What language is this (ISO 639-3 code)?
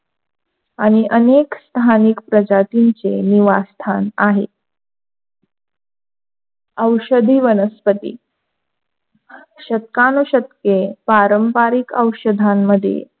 mar